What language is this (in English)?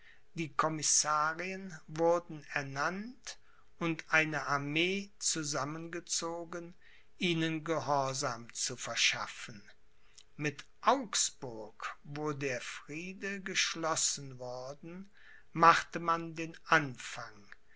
German